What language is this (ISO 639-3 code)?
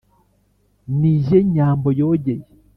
kin